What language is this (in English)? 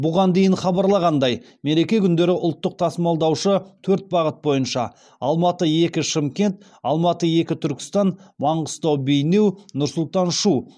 Kazakh